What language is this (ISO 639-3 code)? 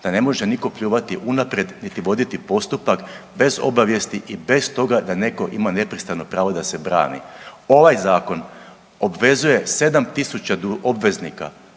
hrv